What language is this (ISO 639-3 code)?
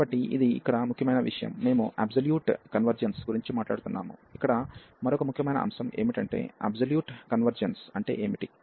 tel